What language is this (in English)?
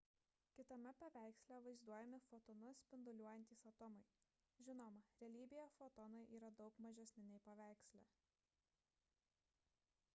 Lithuanian